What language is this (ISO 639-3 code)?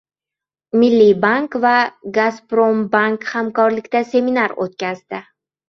uzb